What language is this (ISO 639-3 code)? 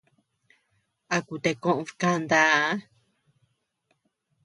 cux